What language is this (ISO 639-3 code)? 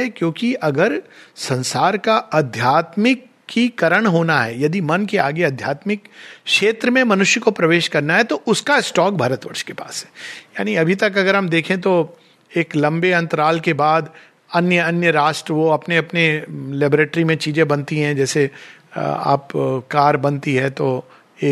hin